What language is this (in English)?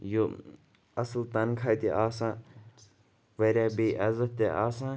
Kashmiri